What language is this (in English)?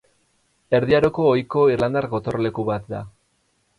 Basque